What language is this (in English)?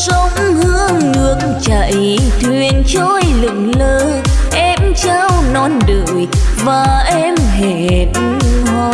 Vietnamese